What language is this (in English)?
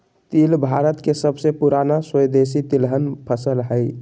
Magahi